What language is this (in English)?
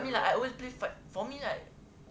English